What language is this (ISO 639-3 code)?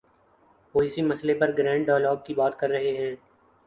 urd